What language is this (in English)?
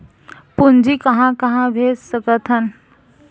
Chhattisgarhi